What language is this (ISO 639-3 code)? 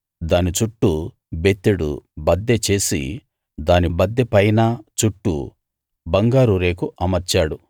tel